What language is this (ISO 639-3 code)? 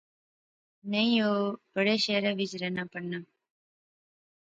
phr